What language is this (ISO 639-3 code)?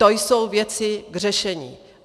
ces